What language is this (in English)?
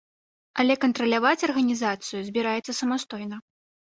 Belarusian